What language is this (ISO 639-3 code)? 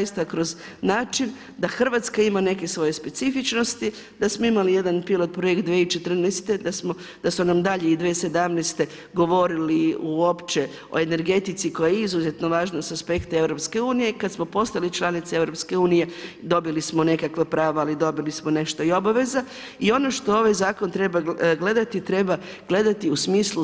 hrv